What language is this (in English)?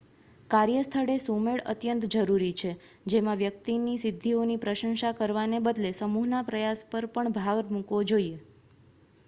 Gujarati